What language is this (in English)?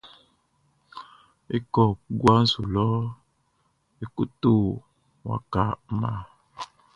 Baoulé